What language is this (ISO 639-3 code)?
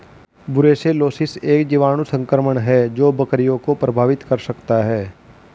hin